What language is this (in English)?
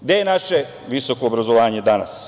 Serbian